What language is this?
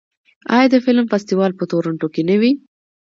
Pashto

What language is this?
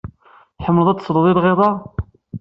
Kabyle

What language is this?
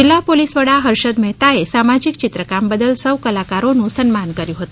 Gujarati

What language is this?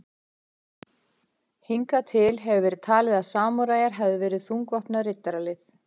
Icelandic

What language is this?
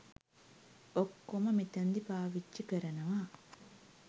Sinhala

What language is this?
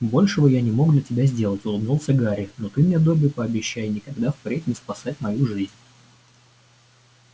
Russian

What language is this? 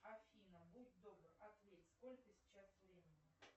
Russian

